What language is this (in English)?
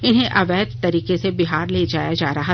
Hindi